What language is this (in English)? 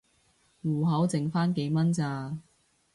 Cantonese